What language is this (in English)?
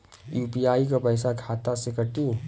Bhojpuri